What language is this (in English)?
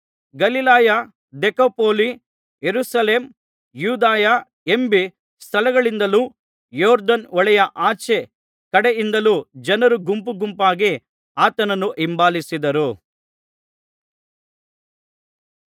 Kannada